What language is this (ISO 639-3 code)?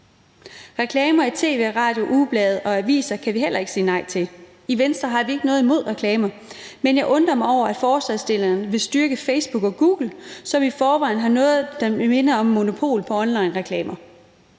dan